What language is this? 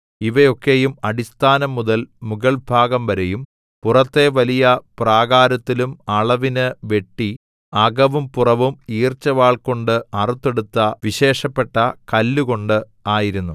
Malayalam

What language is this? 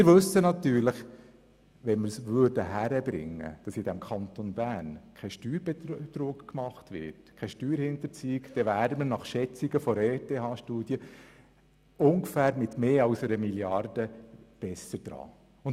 Swiss German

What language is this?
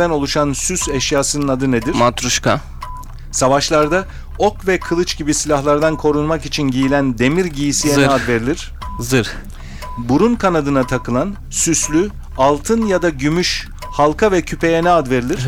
Turkish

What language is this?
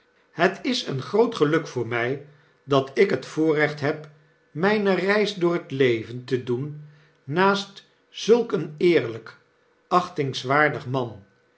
Dutch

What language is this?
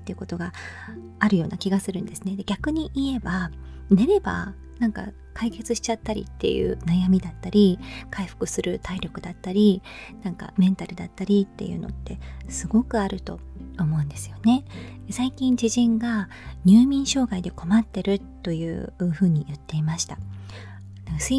Japanese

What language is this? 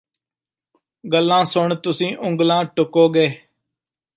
Punjabi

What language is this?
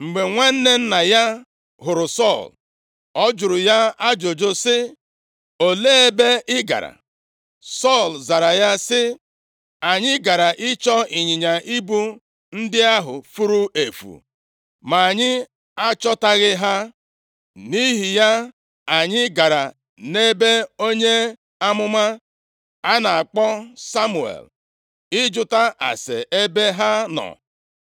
Igbo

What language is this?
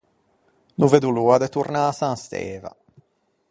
Ligurian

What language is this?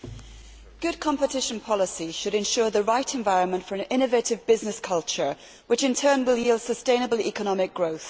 English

